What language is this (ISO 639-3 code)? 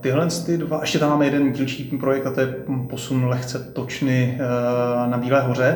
ces